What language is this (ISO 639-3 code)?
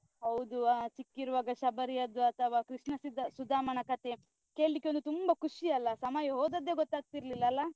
kan